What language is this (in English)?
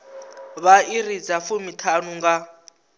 Venda